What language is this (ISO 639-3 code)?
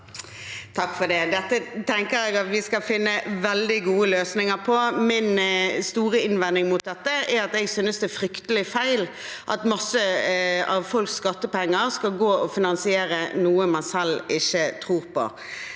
nor